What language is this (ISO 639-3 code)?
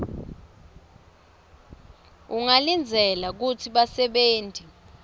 ssw